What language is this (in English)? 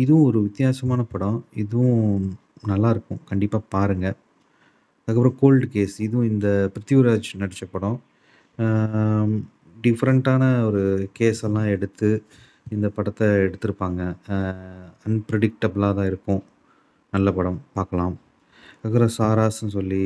Tamil